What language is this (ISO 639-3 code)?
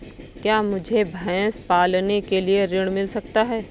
hin